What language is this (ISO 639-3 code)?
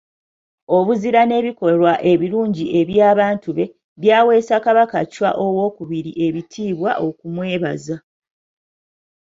lug